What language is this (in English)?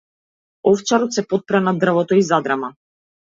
Macedonian